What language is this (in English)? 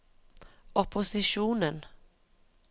Norwegian